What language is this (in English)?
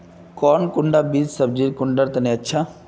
Magahi